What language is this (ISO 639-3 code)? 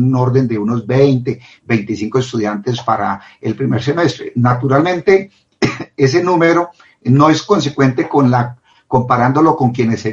spa